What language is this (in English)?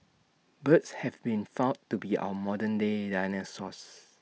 English